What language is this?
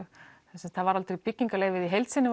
Icelandic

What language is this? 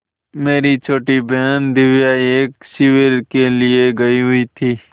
Hindi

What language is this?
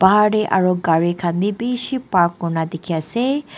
Naga Pidgin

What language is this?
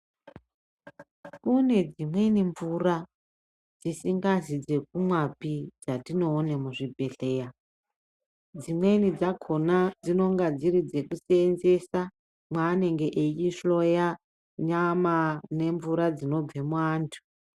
Ndau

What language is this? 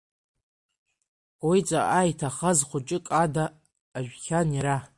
Abkhazian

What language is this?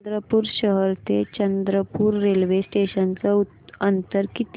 Marathi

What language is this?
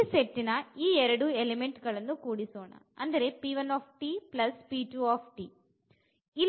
Kannada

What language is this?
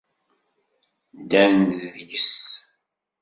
Kabyle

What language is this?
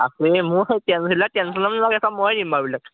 Assamese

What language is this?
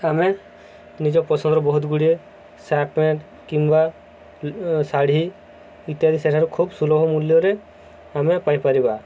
Odia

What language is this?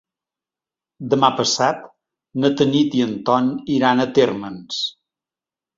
Catalan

